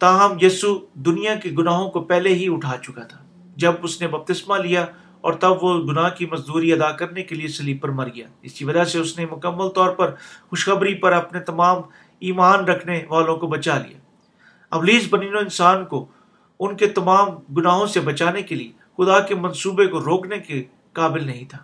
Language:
Urdu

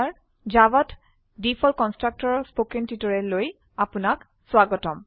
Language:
Assamese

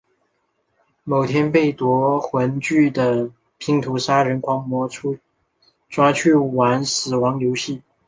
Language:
Chinese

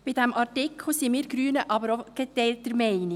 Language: Swiss German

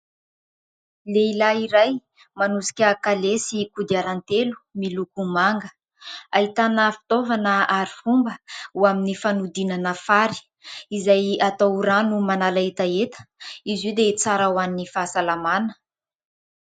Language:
Malagasy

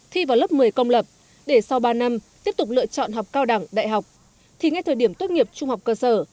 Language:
Vietnamese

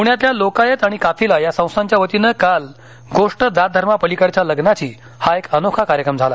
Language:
Marathi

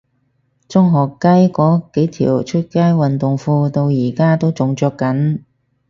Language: Cantonese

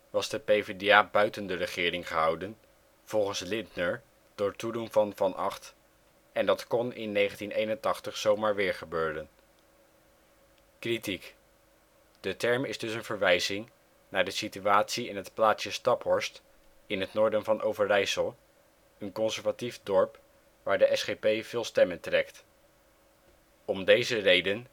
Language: Dutch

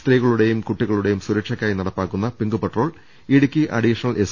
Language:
Malayalam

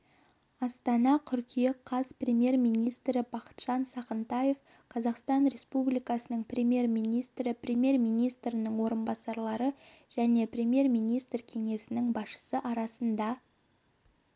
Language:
Kazakh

